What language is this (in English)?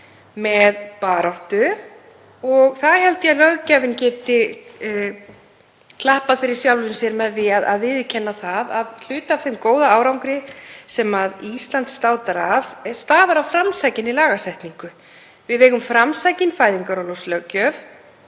Icelandic